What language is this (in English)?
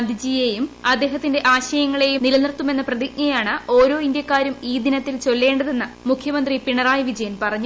Malayalam